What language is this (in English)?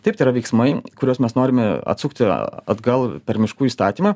Lithuanian